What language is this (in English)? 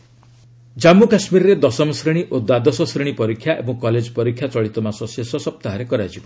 Odia